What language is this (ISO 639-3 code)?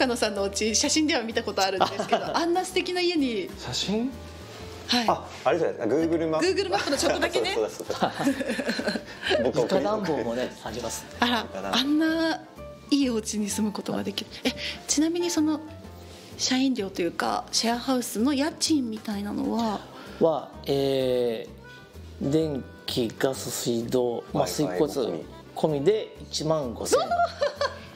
jpn